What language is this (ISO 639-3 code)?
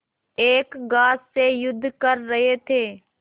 hin